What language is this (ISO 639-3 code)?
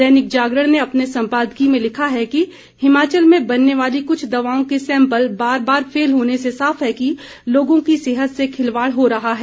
hin